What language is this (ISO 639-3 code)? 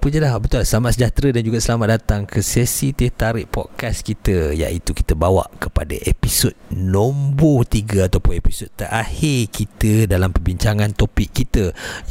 msa